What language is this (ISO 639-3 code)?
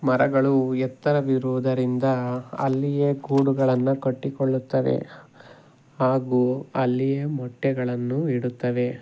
kan